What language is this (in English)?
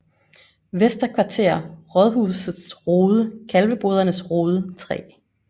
Danish